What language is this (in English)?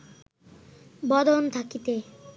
Bangla